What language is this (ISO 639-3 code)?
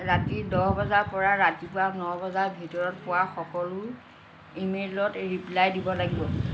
asm